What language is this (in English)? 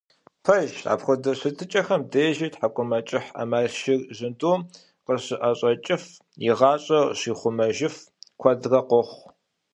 Kabardian